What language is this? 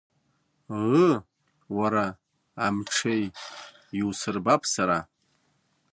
Abkhazian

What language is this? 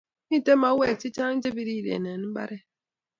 Kalenjin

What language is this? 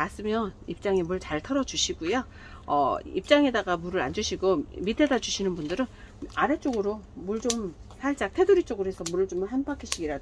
Korean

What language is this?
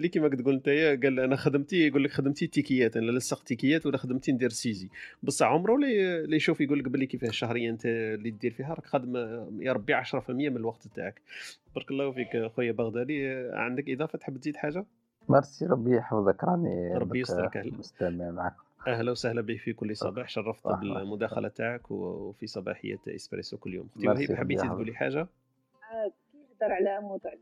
Arabic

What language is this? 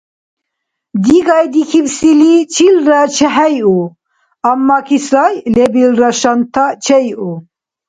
Dargwa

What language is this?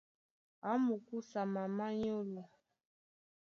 Duala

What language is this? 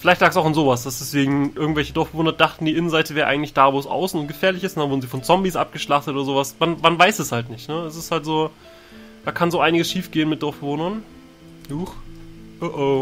German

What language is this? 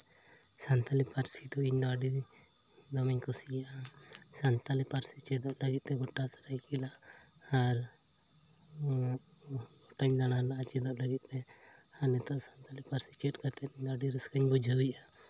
Santali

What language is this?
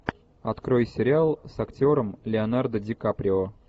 Russian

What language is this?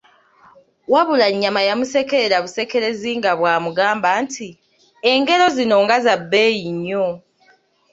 Ganda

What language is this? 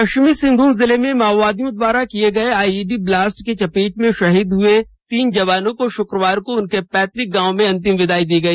Hindi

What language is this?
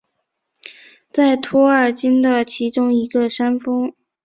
Chinese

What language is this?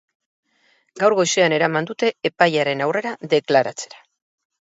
Basque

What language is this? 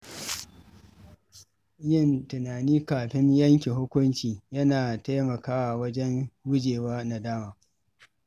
Hausa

